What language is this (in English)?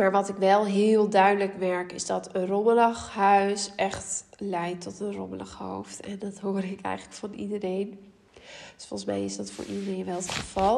Dutch